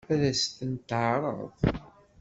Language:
Kabyle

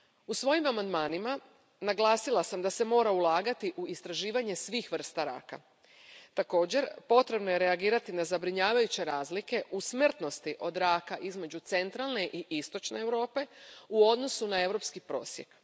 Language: Croatian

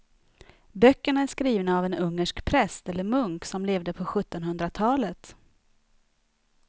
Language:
Swedish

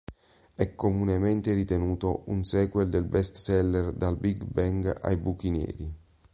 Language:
Italian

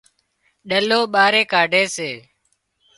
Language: Wadiyara Koli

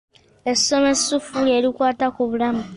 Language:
Ganda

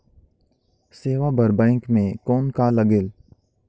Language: Chhattisgarhi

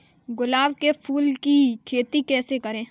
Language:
Hindi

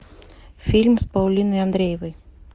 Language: Russian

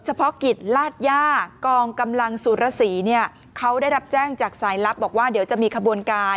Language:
Thai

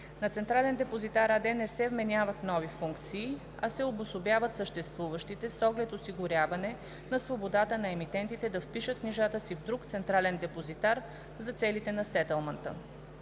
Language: Bulgarian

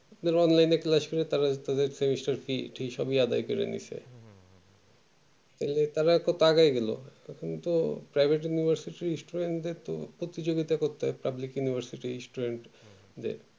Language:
Bangla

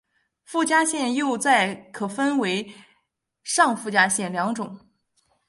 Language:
Chinese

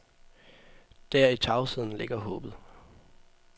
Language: Danish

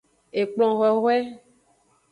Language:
Aja (Benin)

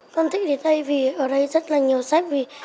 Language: Vietnamese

